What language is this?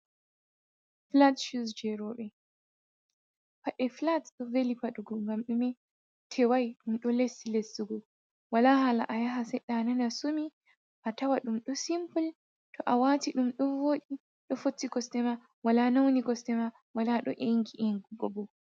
Fula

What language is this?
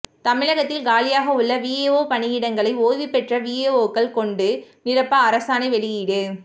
Tamil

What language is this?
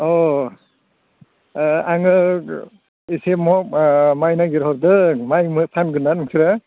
Bodo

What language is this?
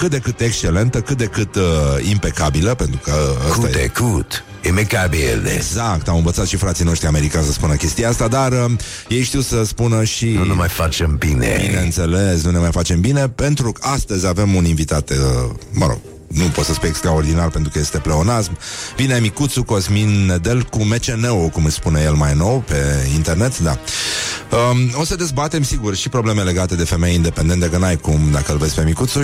Romanian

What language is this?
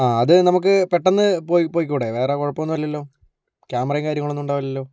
Malayalam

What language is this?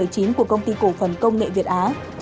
Vietnamese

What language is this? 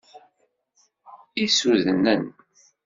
Kabyle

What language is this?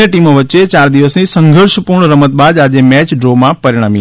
Gujarati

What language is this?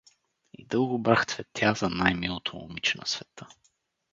Bulgarian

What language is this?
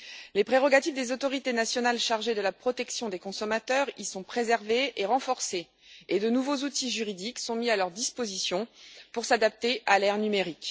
French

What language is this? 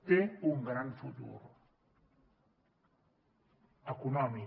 Catalan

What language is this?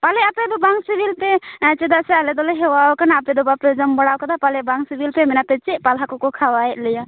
Santali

